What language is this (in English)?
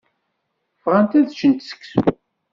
Kabyle